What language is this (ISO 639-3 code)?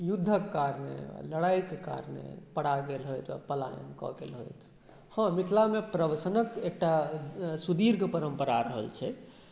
mai